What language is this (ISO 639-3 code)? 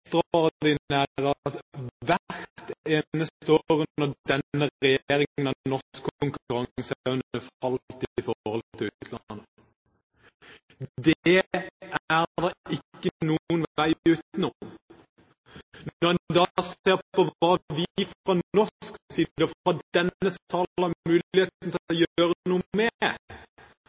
nob